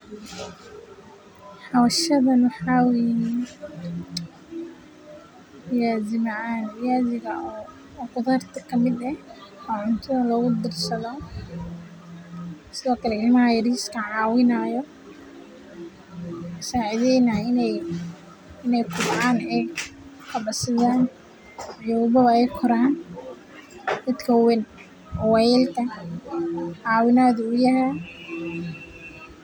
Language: Somali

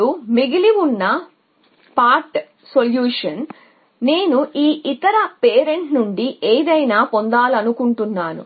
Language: Telugu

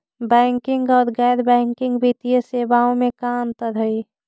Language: Magahi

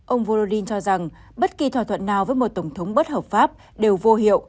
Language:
Vietnamese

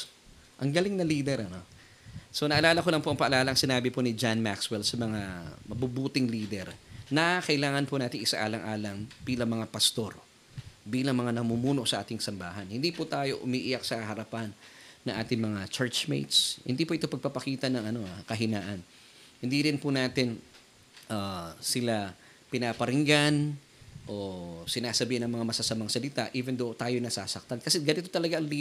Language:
Filipino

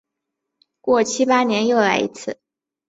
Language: Chinese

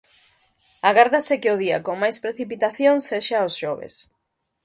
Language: Galician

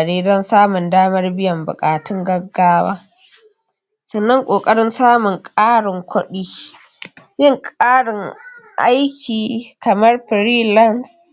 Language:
Hausa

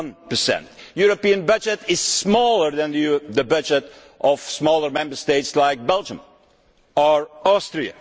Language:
English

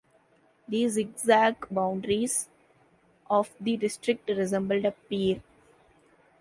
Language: English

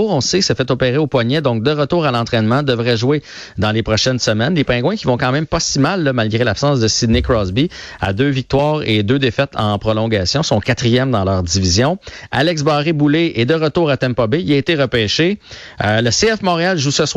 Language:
French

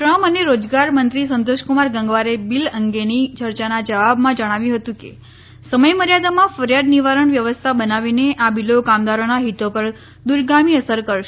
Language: Gujarati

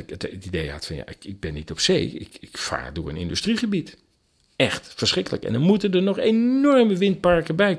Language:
Dutch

